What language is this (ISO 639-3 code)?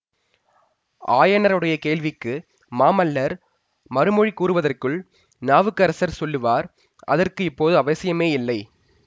tam